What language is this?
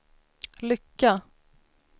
Swedish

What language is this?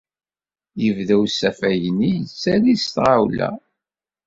Kabyle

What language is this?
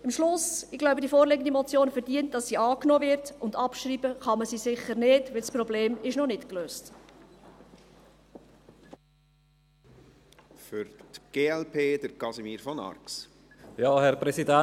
Swiss German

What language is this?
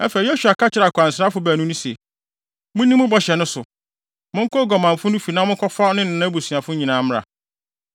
Akan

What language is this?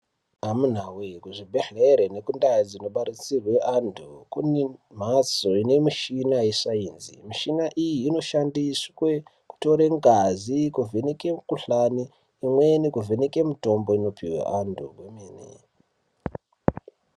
Ndau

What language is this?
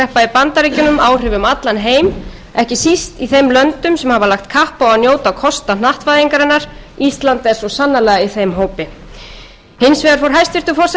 Icelandic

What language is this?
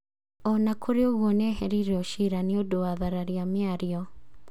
Kikuyu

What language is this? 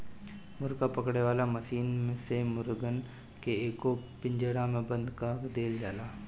Bhojpuri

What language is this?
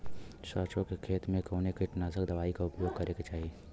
Bhojpuri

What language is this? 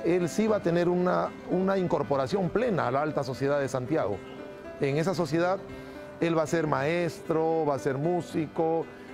Spanish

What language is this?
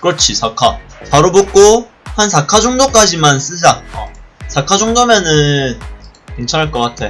Korean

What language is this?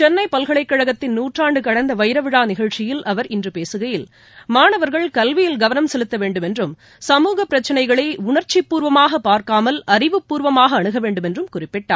Tamil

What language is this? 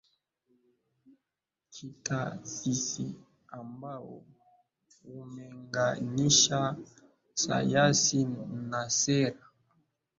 Swahili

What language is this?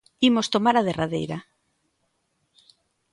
Galician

